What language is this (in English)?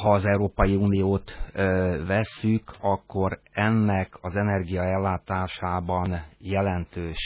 Hungarian